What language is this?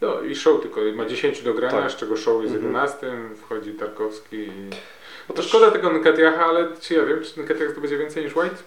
Polish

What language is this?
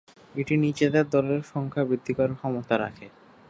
Bangla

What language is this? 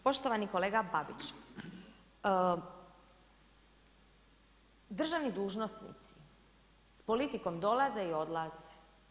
Croatian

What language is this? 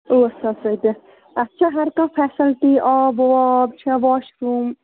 Kashmiri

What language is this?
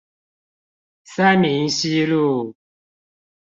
Chinese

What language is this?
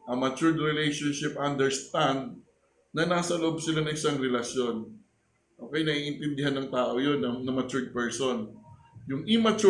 Filipino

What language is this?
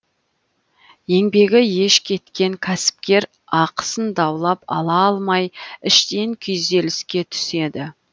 Kazakh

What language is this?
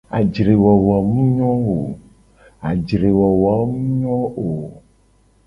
Gen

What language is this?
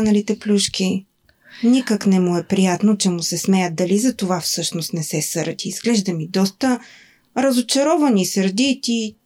Bulgarian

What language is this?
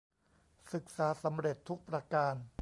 Thai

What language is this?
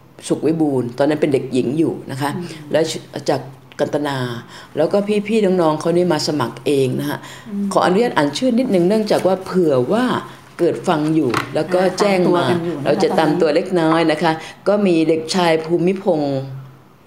Thai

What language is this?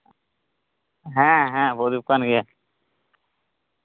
Santali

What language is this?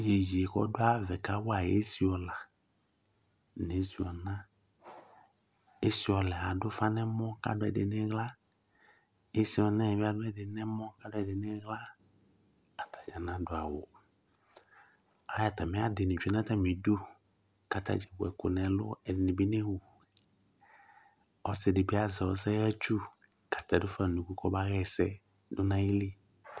Ikposo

